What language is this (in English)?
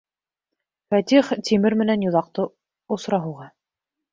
Bashkir